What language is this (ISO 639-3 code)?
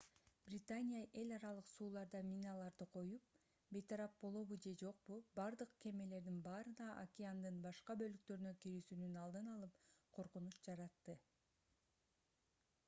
kir